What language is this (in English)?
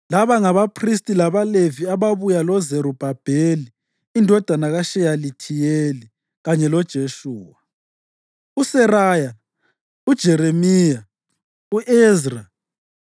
North Ndebele